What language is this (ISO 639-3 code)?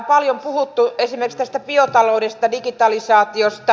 fin